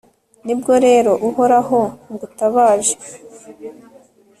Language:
Kinyarwanda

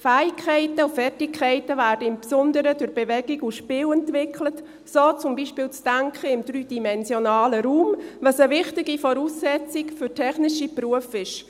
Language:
Swiss German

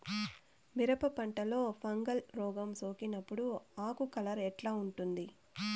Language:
Telugu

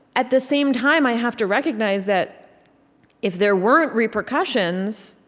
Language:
English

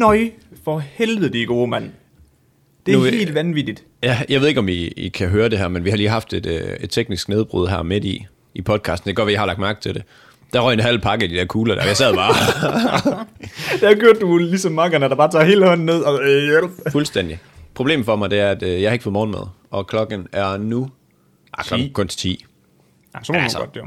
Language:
Danish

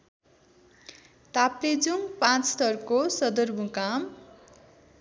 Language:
Nepali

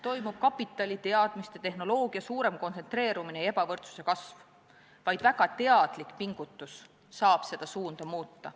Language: Estonian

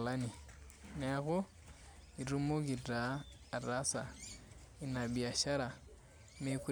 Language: Masai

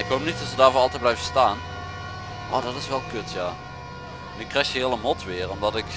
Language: Dutch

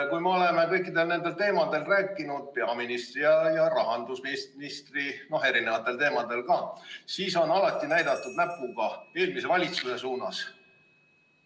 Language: Estonian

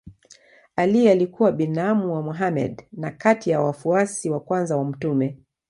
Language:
Swahili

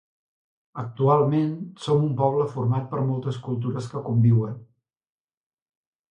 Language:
Catalan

